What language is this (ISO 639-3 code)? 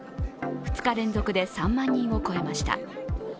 jpn